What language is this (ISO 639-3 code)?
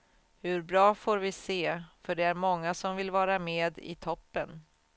swe